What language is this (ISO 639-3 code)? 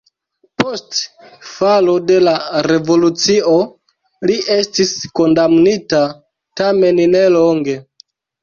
epo